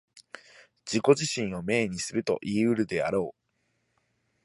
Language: Japanese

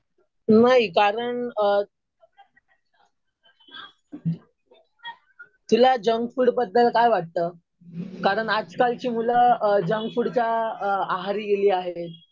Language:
Marathi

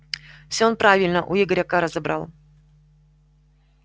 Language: Russian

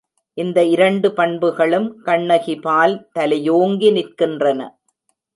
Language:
Tamil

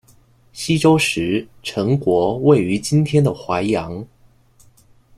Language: Chinese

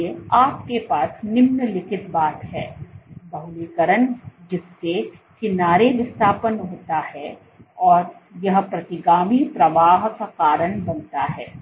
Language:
Hindi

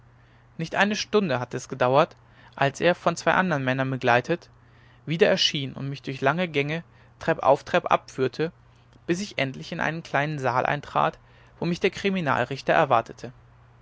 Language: German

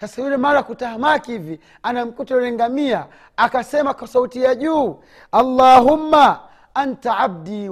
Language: Swahili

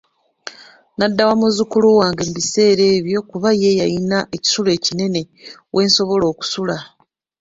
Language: Ganda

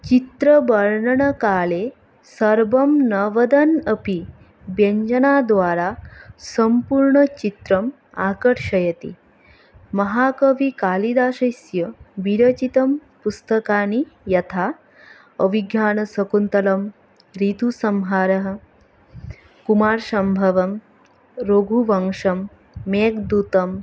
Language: Sanskrit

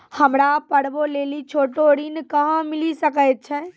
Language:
Maithili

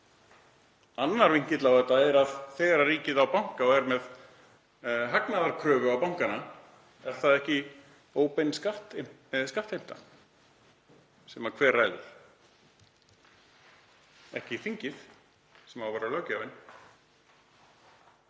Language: Icelandic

